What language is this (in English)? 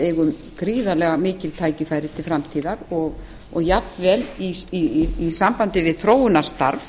Icelandic